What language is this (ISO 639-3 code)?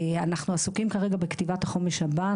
heb